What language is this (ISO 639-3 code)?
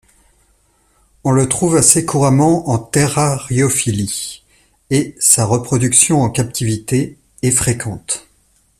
fra